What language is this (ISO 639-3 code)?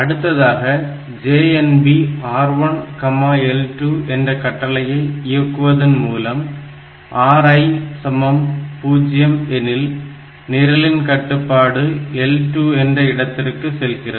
tam